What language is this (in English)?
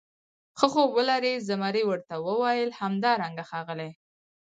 Pashto